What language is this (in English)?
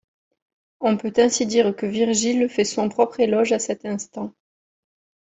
French